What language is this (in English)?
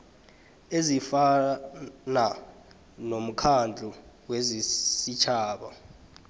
South Ndebele